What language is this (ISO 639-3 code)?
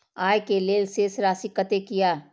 mai